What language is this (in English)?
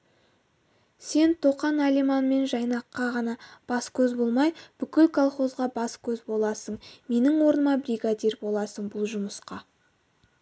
Kazakh